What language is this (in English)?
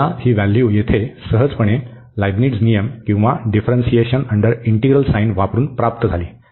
Marathi